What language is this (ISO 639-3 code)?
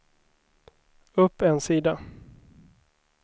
swe